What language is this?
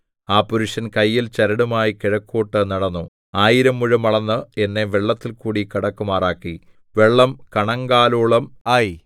Malayalam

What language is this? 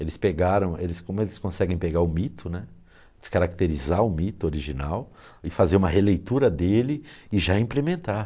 Portuguese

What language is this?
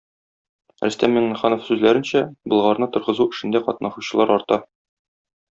Tatar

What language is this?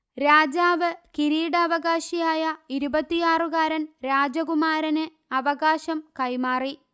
Malayalam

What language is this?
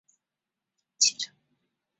Chinese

